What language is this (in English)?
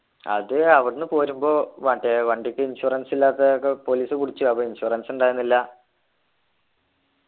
Malayalam